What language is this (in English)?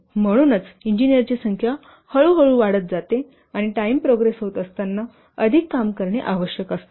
Marathi